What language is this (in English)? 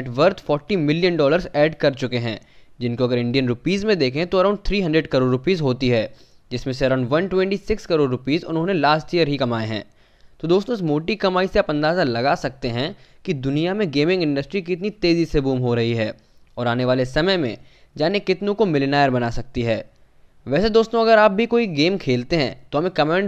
Hindi